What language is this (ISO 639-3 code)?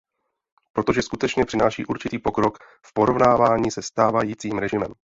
ces